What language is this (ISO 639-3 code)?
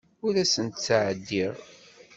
kab